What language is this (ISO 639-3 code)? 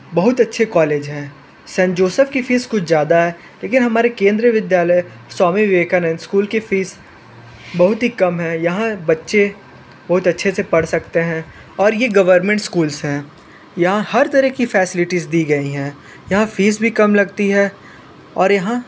hin